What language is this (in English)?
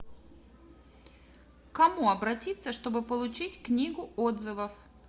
Russian